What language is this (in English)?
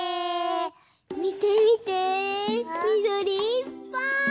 Japanese